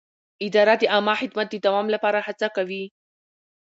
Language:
Pashto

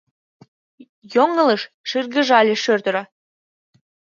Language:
Mari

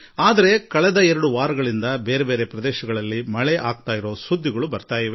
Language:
Kannada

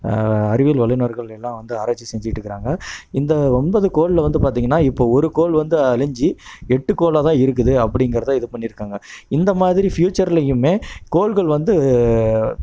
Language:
Tamil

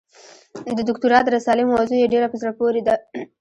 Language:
Pashto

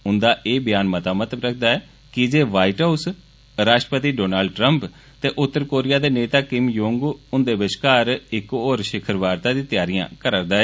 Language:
Dogri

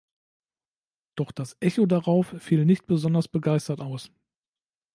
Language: German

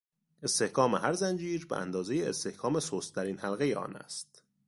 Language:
Persian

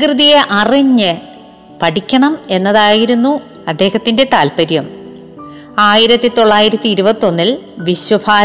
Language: Malayalam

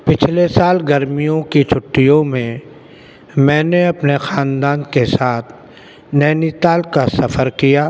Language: Urdu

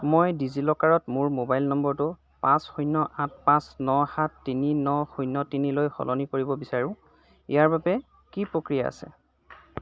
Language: Assamese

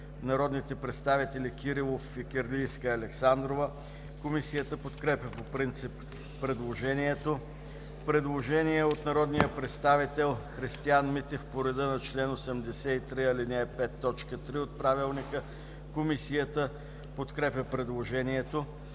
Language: Bulgarian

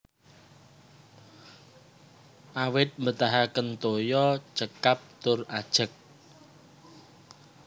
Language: Javanese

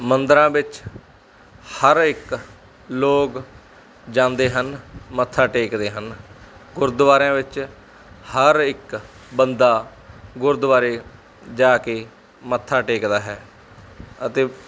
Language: Punjabi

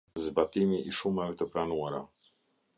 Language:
Albanian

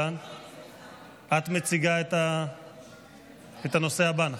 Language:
Hebrew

